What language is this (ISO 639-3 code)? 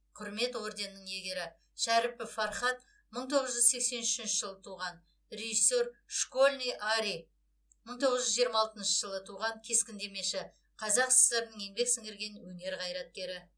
kaz